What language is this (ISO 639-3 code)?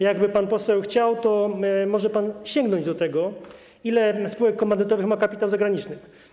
pol